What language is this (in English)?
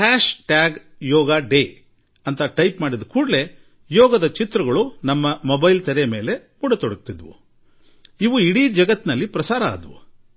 Kannada